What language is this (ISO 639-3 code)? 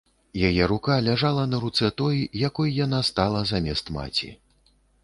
bel